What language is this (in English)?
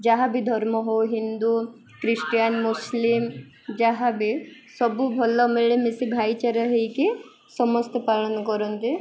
Odia